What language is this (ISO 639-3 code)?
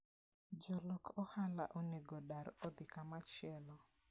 luo